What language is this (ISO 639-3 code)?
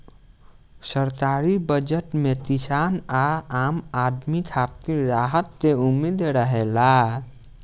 bho